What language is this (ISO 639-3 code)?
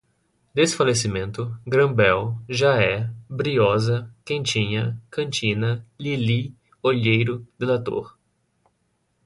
por